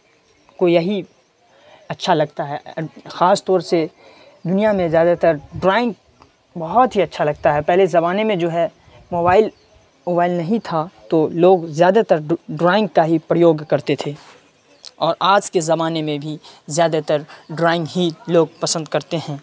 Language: Urdu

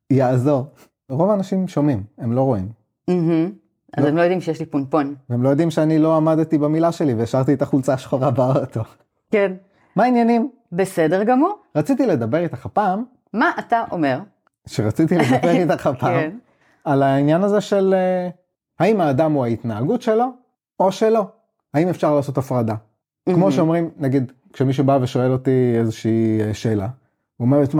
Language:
Hebrew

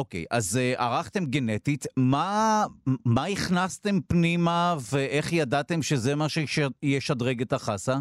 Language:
Hebrew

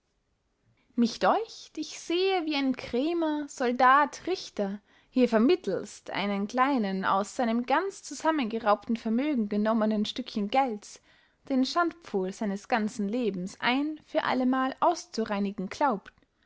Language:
German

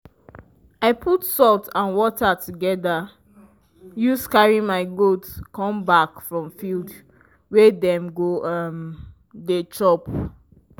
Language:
Nigerian Pidgin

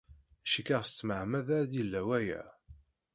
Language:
Kabyle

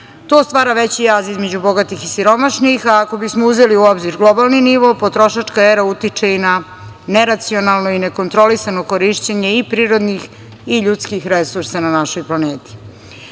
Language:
Serbian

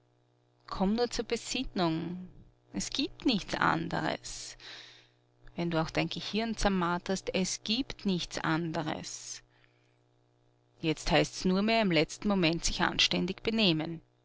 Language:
German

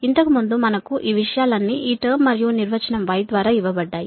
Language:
Telugu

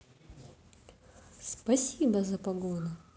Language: Russian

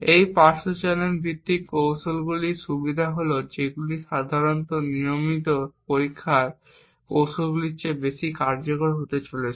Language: Bangla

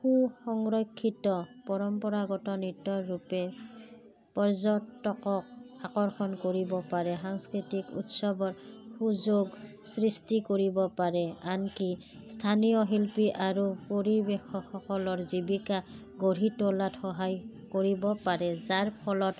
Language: Assamese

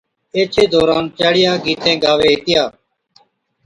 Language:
Od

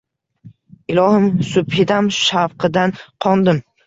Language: Uzbek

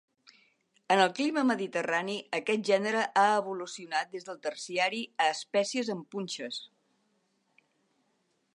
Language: Catalan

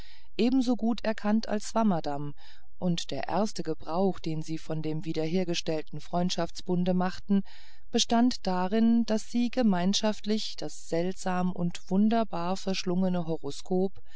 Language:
German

